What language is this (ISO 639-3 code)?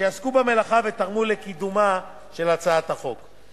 heb